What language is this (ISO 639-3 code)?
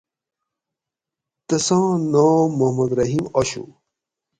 gwc